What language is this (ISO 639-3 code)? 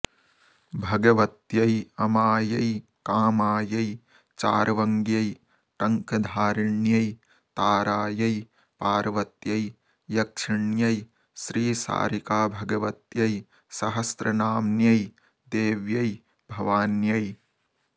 san